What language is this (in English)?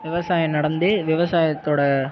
Tamil